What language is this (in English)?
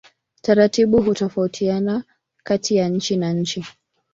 Swahili